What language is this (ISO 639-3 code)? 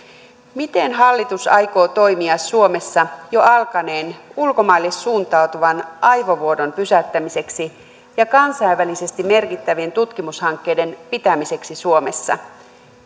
fin